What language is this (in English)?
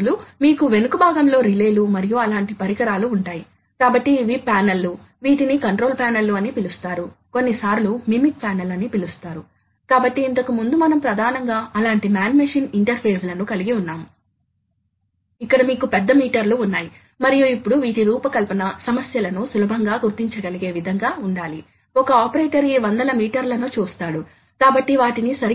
Telugu